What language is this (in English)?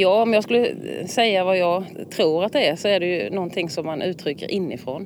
Swedish